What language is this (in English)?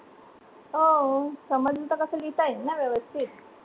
Marathi